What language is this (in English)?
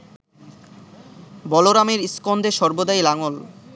Bangla